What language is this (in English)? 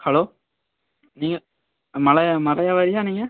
Tamil